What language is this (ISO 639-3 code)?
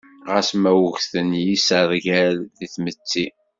kab